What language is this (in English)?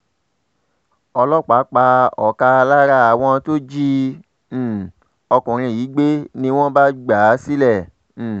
Yoruba